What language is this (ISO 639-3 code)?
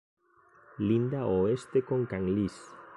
glg